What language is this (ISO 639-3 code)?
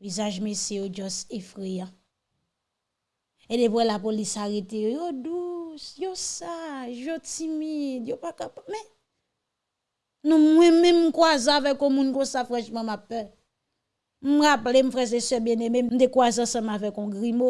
fra